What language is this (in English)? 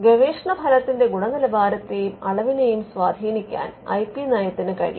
Malayalam